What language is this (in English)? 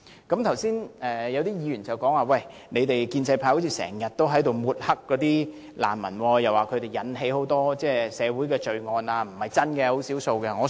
Cantonese